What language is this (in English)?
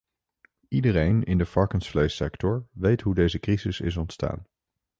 Dutch